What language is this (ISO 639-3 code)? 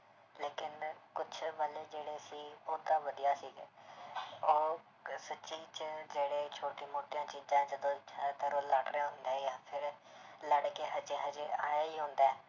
pan